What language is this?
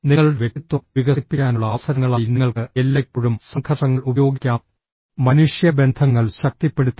Malayalam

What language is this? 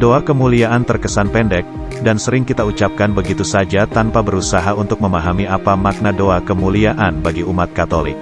Indonesian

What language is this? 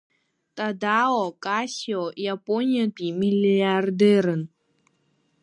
Abkhazian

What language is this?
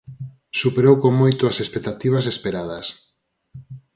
Galician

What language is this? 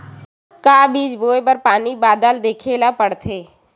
Chhattisgarhi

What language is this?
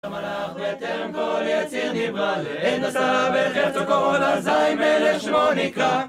Hebrew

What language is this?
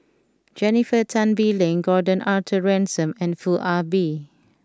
English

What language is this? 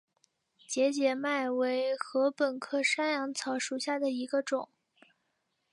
Chinese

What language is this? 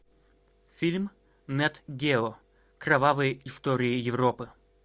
Russian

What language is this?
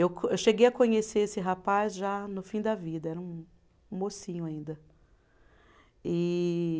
Portuguese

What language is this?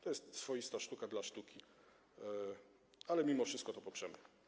Polish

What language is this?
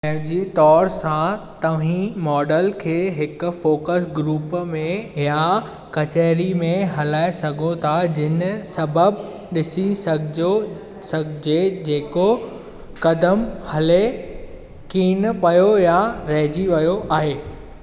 Sindhi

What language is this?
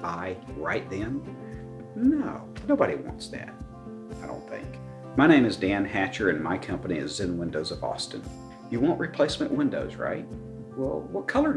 English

